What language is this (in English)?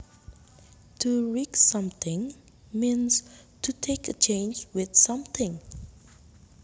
Javanese